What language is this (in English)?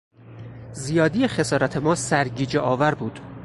Persian